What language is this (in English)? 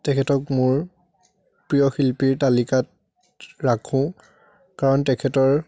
Assamese